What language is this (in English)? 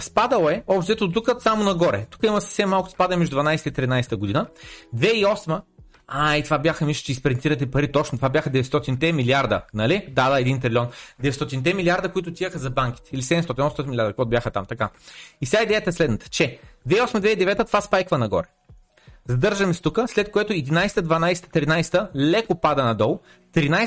Bulgarian